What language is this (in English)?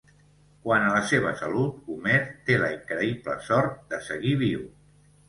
Catalan